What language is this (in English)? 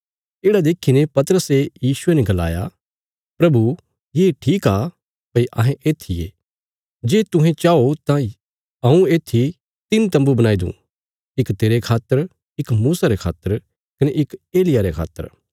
Bilaspuri